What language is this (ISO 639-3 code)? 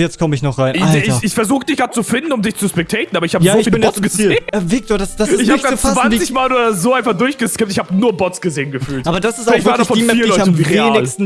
deu